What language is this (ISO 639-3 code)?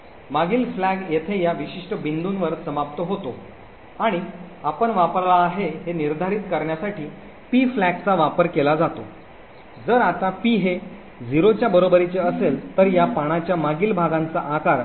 mar